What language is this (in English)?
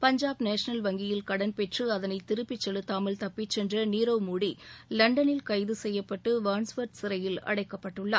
Tamil